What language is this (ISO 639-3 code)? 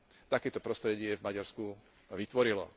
slk